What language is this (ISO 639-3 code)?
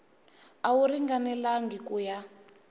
tso